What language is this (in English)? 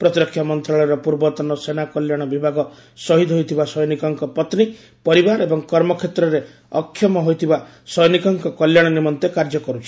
Odia